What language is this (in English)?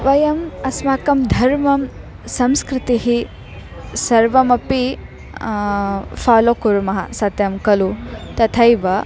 Sanskrit